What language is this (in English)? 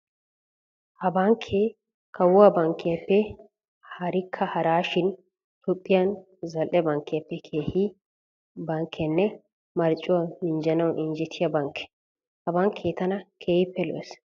Wolaytta